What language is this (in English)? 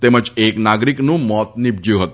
Gujarati